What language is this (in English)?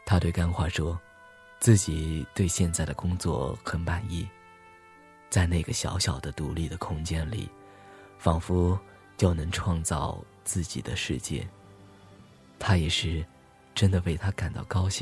Chinese